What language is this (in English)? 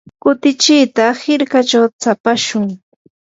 Yanahuanca Pasco Quechua